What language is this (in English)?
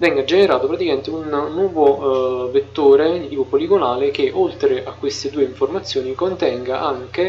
Italian